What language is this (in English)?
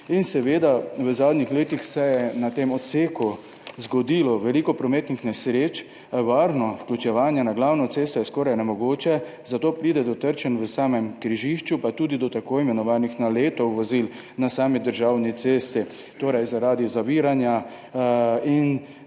Slovenian